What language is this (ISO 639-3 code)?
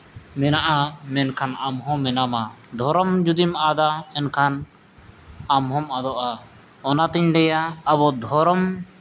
sat